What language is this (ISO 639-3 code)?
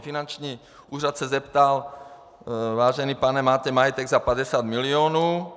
ces